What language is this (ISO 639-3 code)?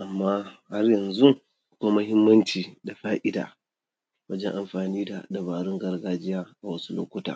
hau